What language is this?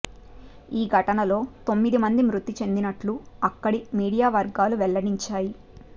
Telugu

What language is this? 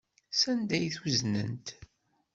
Kabyle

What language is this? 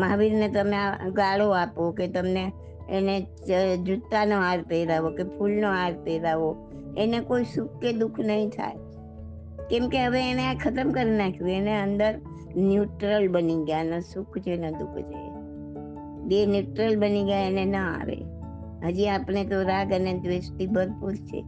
Gujarati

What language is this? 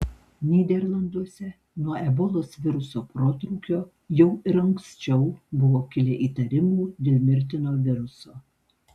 Lithuanian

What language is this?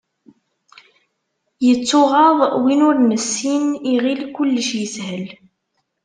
Kabyle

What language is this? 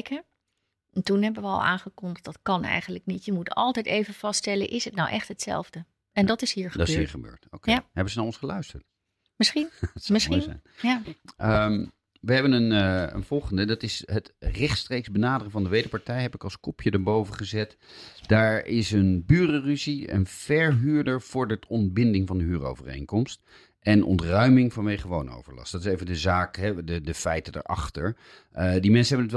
Dutch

